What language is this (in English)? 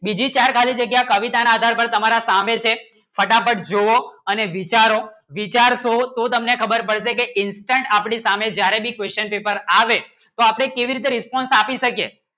Gujarati